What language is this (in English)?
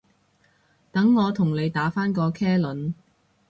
Cantonese